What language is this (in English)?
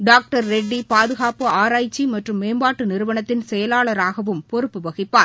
Tamil